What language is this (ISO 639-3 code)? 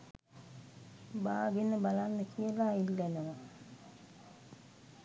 sin